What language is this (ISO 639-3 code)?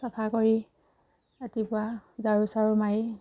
asm